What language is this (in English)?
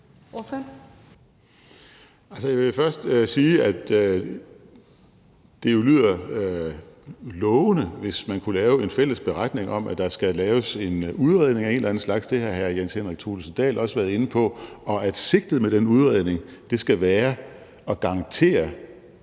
Danish